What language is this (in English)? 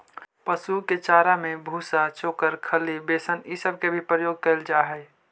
Magahi